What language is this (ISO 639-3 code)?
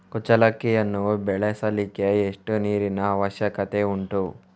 kan